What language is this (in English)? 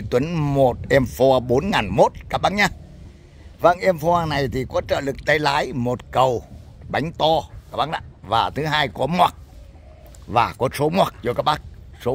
Vietnamese